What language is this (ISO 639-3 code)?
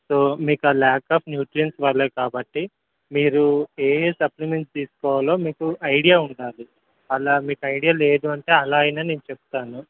tel